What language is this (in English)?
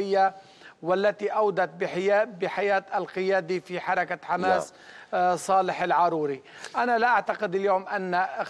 Arabic